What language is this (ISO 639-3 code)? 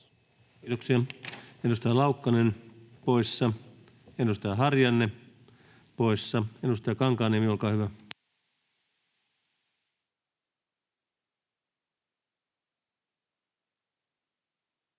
fin